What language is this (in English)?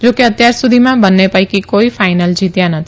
Gujarati